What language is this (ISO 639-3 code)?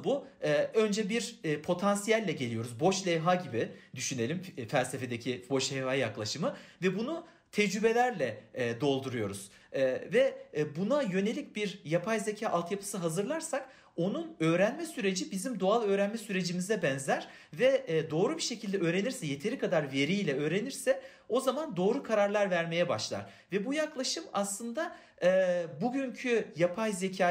tur